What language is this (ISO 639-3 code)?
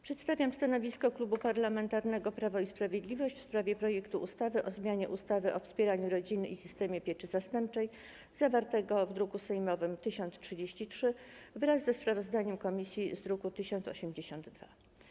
pol